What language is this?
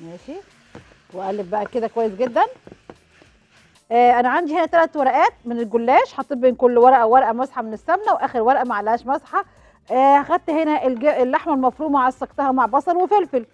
Arabic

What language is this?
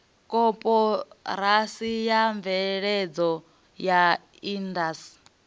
Venda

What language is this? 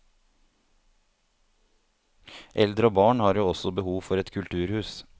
Norwegian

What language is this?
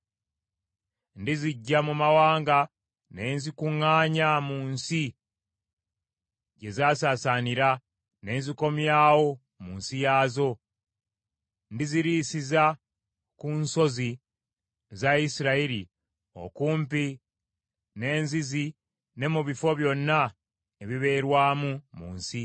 Ganda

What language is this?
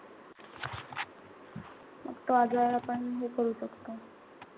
Marathi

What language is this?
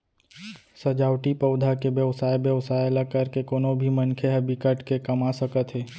Chhattisgarhi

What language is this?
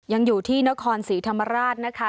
Thai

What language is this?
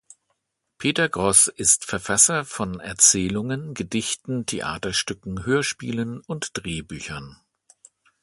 German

